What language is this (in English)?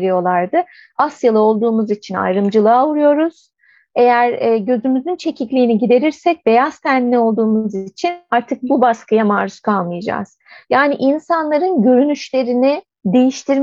Turkish